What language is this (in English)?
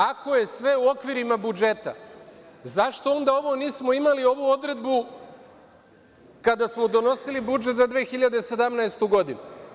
Serbian